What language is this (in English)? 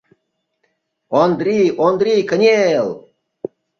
Mari